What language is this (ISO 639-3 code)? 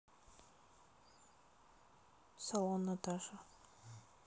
rus